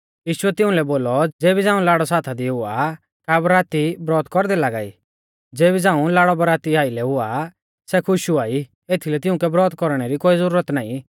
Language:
Mahasu Pahari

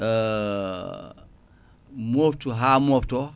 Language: Fula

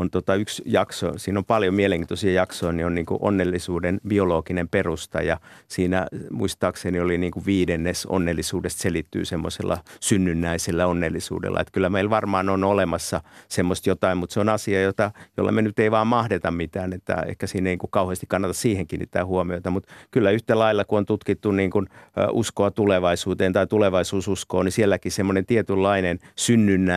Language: Finnish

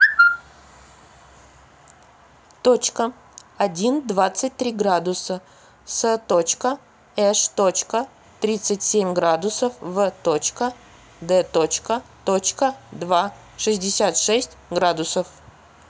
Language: Russian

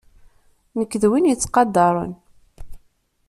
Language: Kabyle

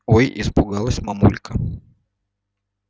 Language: Russian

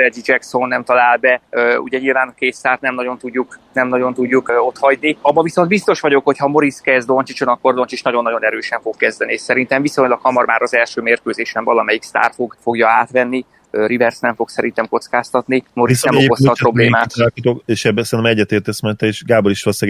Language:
Hungarian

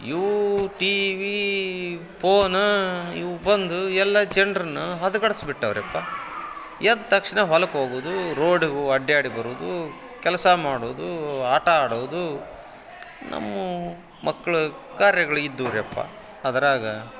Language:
Kannada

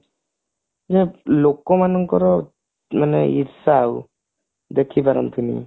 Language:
Odia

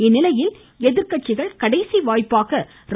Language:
Tamil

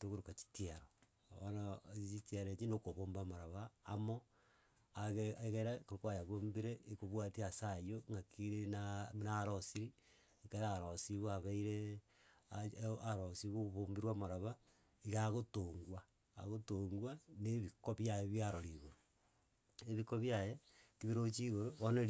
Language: Gusii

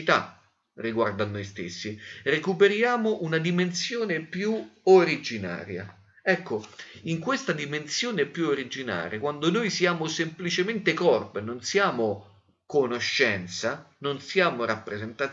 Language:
Italian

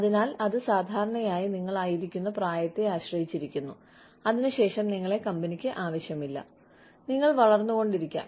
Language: Malayalam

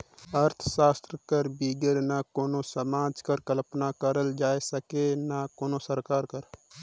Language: Chhattisgarhi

